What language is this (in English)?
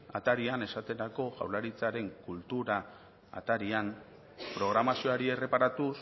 Basque